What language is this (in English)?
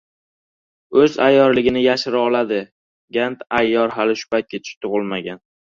Uzbek